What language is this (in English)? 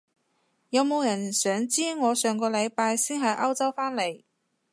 Cantonese